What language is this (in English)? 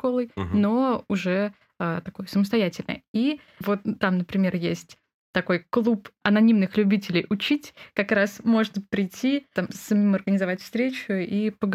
Russian